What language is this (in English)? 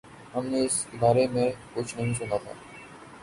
Urdu